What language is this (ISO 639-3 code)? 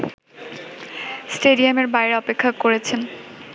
ben